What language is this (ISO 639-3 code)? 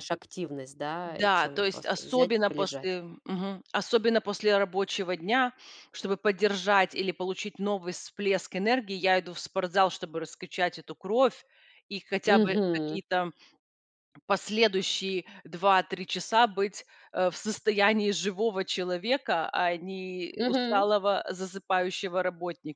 rus